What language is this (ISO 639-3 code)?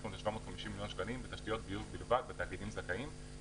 heb